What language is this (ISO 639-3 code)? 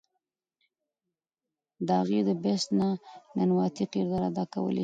pus